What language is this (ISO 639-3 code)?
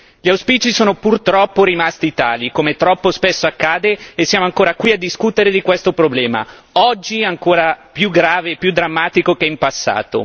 ita